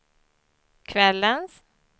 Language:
Swedish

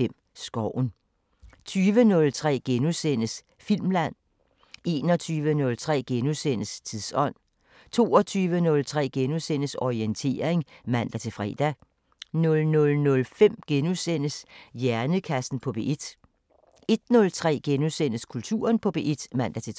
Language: Danish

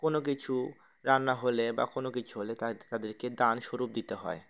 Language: Bangla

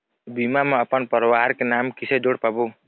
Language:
Chhattisgarhi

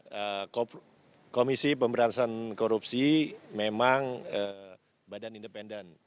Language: Indonesian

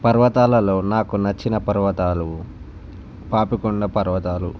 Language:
Telugu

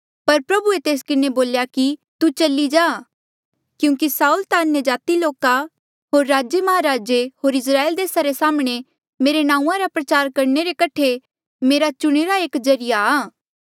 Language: Mandeali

